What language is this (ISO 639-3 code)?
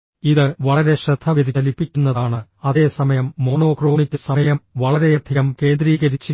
mal